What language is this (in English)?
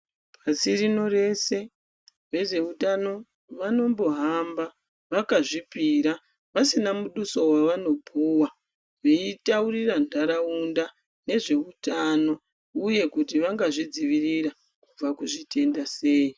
Ndau